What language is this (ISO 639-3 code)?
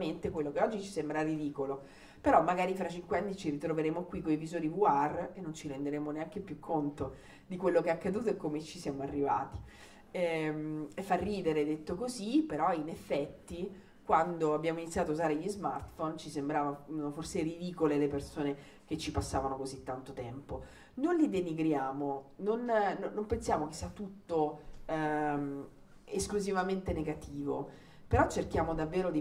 ita